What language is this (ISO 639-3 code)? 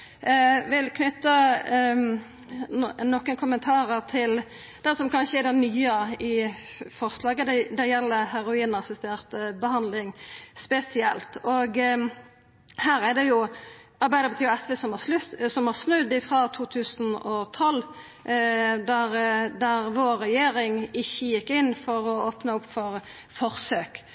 nno